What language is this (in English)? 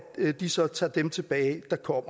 Danish